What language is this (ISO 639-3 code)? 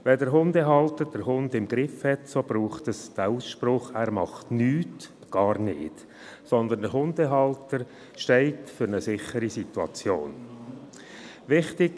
gsw